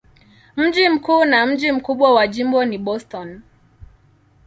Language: Swahili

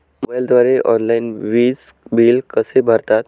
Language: Marathi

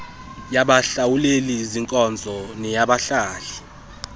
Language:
Xhosa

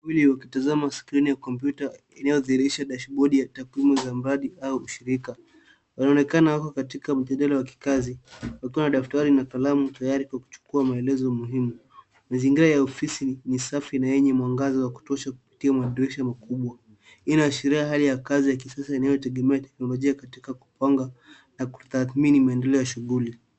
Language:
Swahili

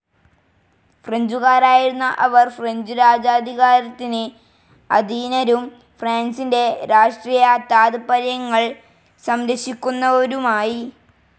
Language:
Malayalam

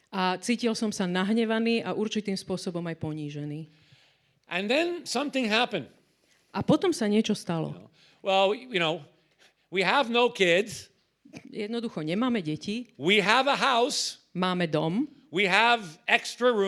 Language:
Slovak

